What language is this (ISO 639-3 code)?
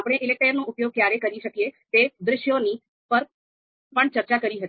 guj